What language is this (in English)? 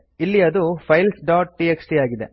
Kannada